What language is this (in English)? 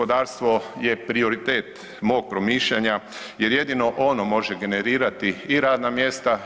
Croatian